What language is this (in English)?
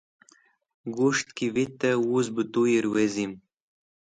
Wakhi